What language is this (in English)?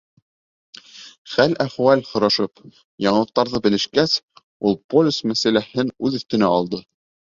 Bashkir